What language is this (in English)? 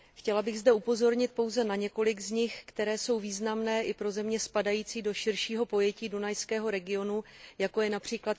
Czech